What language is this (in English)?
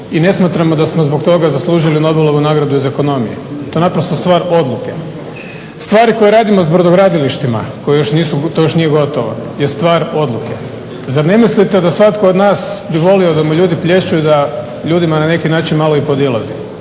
Croatian